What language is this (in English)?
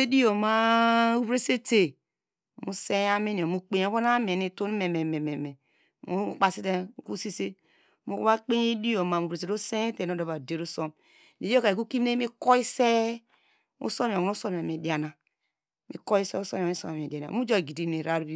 Degema